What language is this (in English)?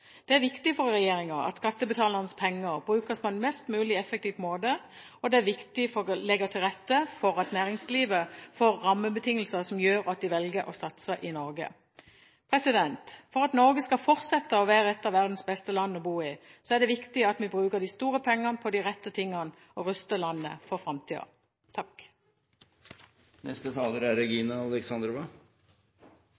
Norwegian Bokmål